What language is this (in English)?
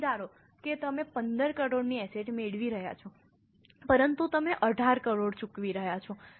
Gujarati